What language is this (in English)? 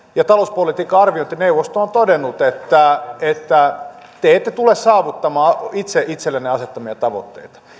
Finnish